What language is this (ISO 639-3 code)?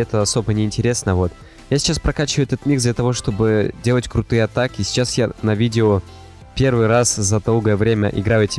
rus